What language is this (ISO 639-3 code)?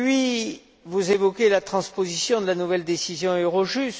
fra